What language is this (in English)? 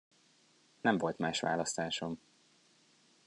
Hungarian